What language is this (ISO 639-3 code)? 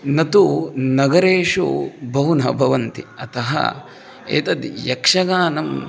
san